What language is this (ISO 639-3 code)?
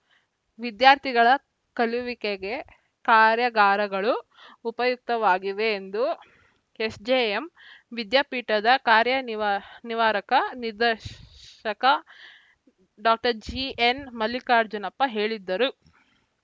kan